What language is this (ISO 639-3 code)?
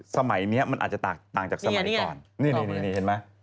tha